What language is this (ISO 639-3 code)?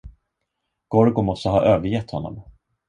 swe